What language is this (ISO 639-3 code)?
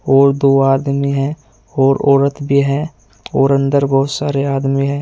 hin